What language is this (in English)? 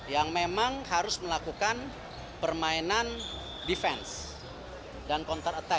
Indonesian